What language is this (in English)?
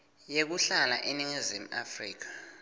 Swati